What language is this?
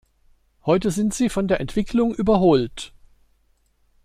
German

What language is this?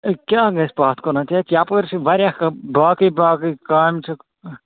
Kashmiri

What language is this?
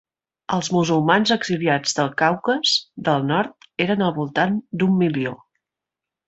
Catalan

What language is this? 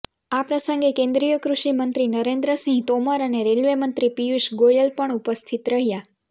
Gujarati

